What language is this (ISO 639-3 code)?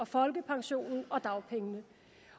dan